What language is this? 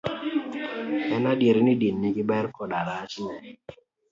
Luo (Kenya and Tanzania)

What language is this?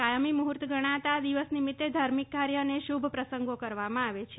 Gujarati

